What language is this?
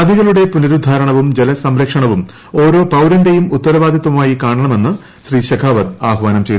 Malayalam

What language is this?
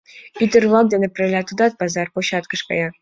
Mari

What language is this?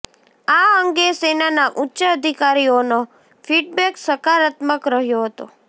Gujarati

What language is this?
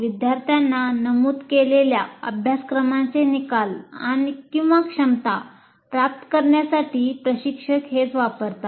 Marathi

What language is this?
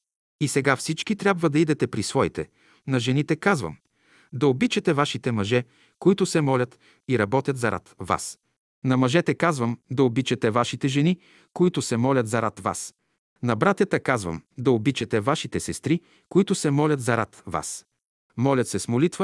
Bulgarian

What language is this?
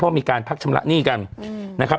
Thai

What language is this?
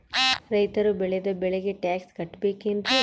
Kannada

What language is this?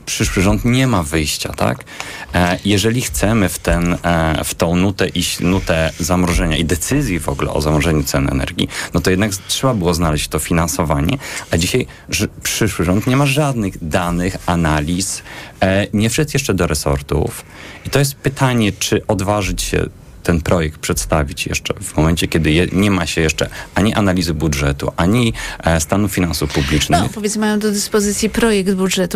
Polish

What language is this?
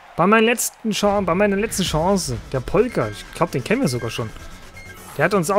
German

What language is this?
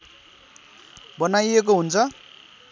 Nepali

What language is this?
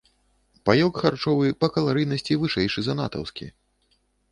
Belarusian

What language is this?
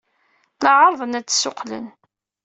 Kabyle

